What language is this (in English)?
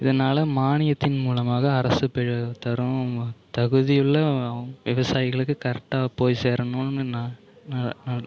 Tamil